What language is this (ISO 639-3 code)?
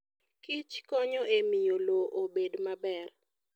luo